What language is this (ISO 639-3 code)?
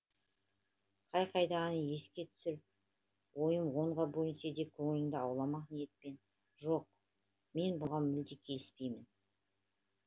kaz